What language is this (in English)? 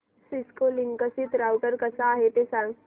Marathi